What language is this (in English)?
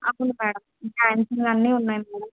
Telugu